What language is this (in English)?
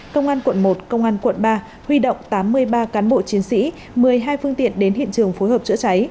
Vietnamese